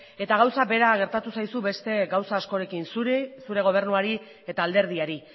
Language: Basque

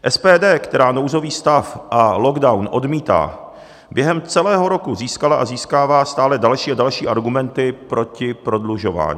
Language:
Czech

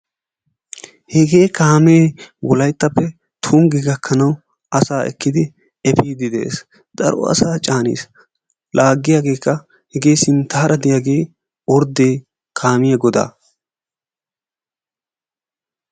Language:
Wolaytta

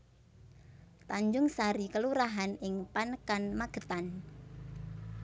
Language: Javanese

